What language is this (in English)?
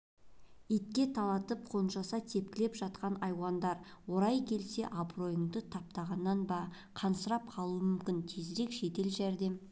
Kazakh